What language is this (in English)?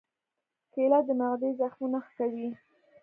Pashto